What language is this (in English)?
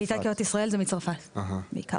Hebrew